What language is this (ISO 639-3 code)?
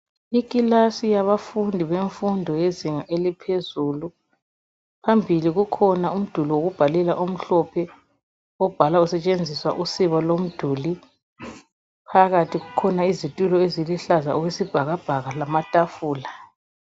nde